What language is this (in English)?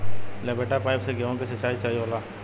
Bhojpuri